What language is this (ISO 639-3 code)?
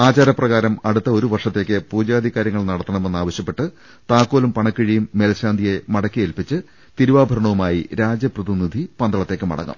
mal